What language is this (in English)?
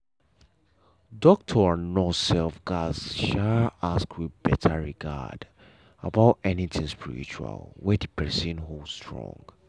Nigerian Pidgin